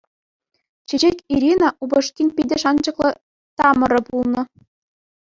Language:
Chuvash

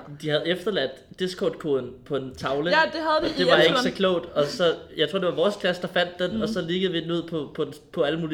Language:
Danish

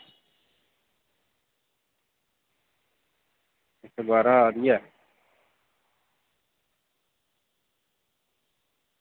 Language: Dogri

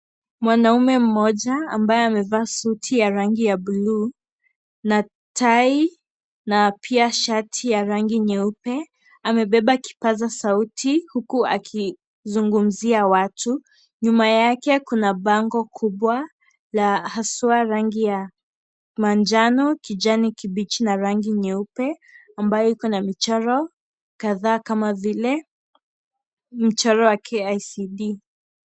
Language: Swahili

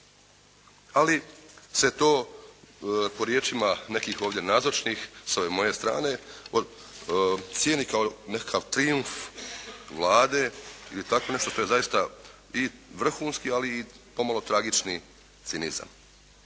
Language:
Croatian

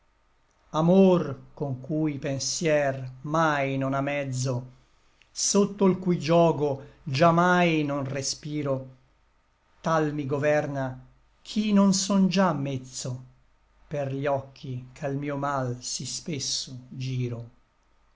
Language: Italian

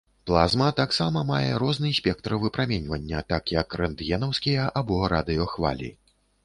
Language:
Belarusian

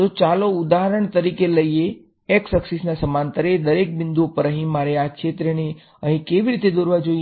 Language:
Gujarati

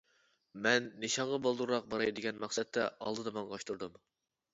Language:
Uyghur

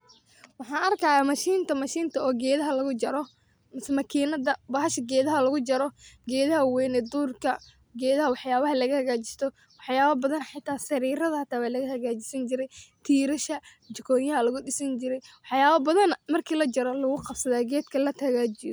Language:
Somali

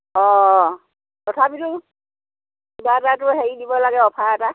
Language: Assamese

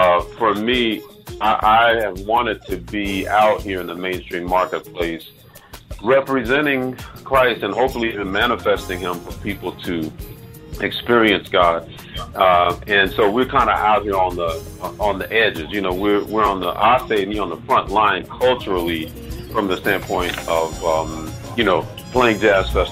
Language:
English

